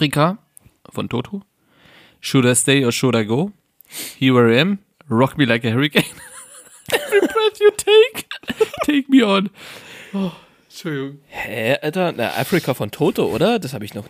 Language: German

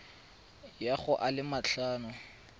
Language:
Tswana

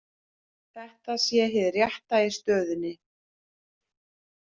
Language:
Icelandic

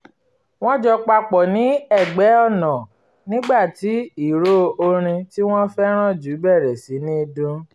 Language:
Yoruba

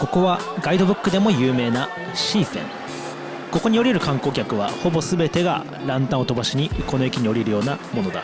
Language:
Japanese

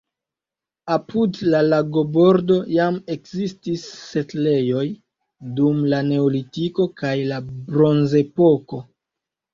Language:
Esperanto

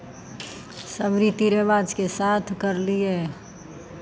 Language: Maithili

